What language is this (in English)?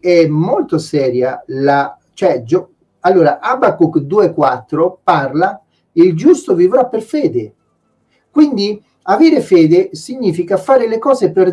Italian